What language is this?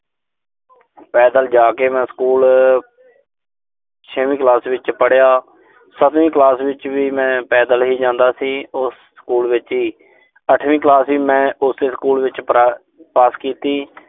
Punjabi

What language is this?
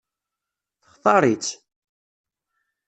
Kabyle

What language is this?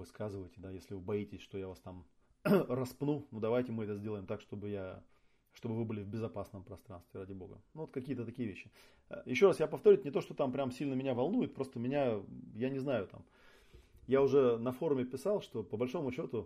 Russian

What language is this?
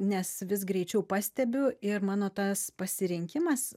Lithuanian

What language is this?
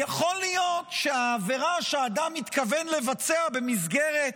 Hebrew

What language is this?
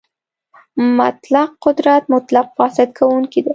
Pashto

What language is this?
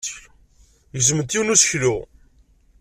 Kabyle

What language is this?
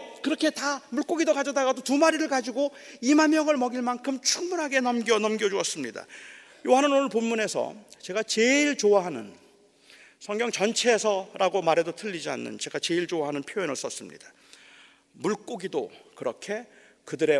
Korean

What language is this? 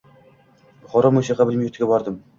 Uzbek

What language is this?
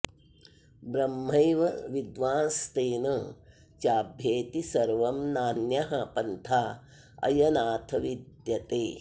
Sanskrit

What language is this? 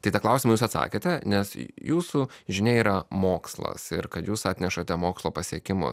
Lithuanian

